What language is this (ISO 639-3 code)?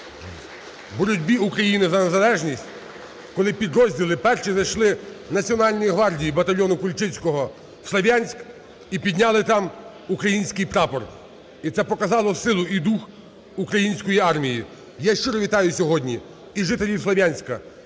ukr